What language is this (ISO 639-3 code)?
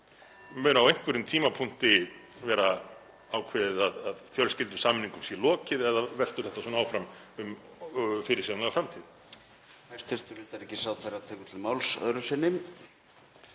isl